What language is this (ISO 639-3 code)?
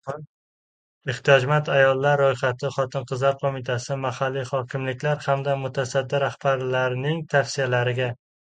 uzb